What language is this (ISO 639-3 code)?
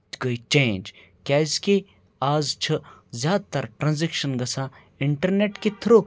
kas